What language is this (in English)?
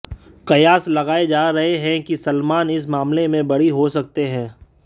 Hindi